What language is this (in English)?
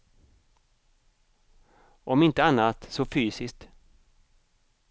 Swedish